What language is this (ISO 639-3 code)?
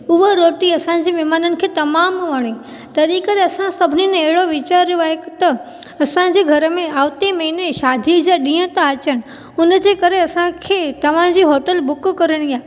snd